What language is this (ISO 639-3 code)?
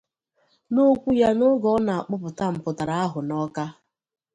ibo